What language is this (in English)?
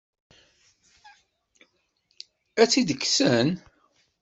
Kabyle